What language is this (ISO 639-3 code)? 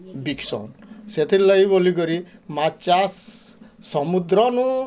ori